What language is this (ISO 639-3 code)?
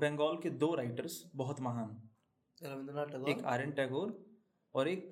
hin